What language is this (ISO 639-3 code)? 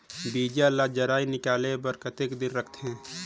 hne